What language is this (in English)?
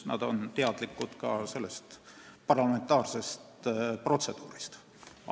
Estonian